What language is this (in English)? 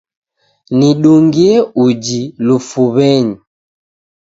Taita